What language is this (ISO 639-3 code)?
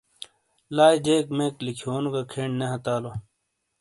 scl